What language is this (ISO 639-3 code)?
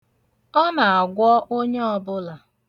ibo